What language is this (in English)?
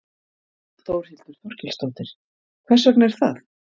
Icelandic